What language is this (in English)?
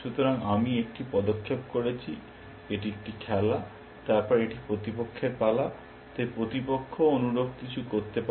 Bangla